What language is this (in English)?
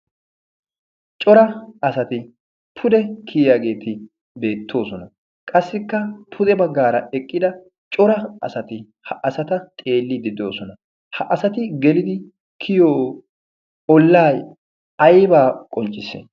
Wolaytta